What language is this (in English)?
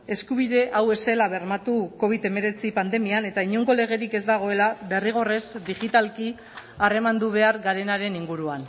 Basque